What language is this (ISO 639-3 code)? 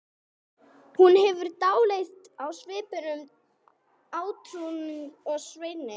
isl